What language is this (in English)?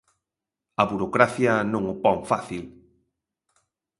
Galician